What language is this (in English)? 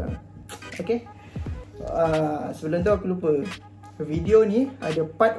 Malay